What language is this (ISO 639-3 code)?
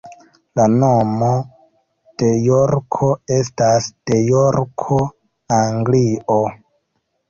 epo